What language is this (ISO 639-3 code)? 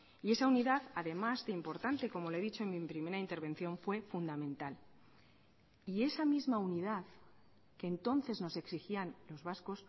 spa